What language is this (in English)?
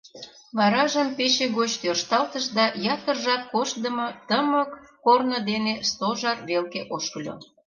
Mari